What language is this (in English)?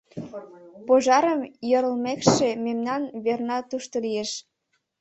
Mari